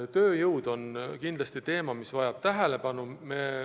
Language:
Estonian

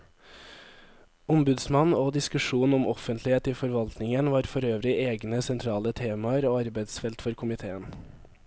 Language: Norwegian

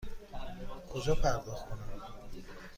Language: Persian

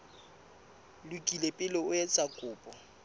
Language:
Southern Sotho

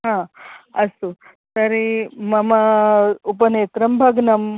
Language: Sanskrit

